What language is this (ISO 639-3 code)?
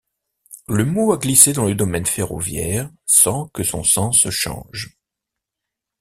fra